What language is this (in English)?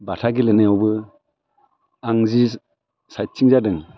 Bodo